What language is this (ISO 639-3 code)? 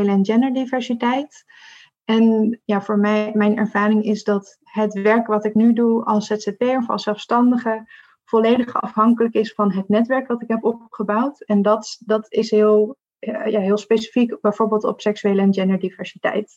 nld